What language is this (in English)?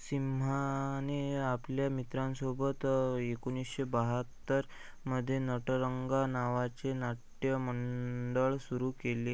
Marathi